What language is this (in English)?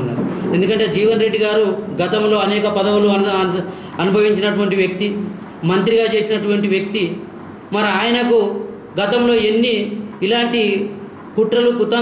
Hindi